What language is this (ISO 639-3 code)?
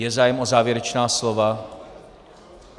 ces